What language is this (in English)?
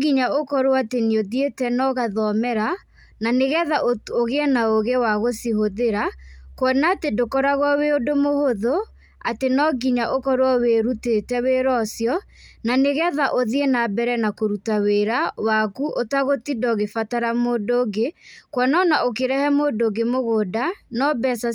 Kikuyu